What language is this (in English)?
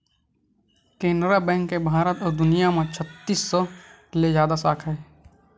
Chhattisgarhi